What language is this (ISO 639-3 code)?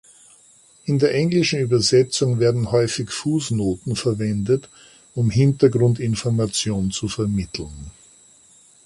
deu